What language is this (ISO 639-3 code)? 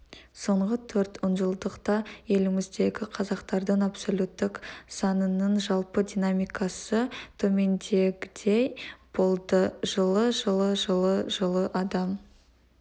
kaz